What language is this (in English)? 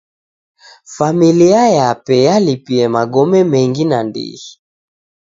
Taita